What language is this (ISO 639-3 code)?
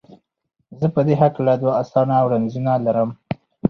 pus